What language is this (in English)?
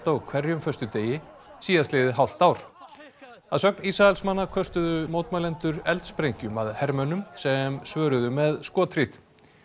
Icelandic